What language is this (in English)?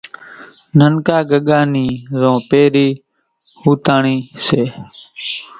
Kachi Koli